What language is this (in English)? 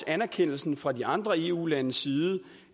Danish